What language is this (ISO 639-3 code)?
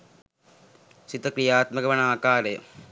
sin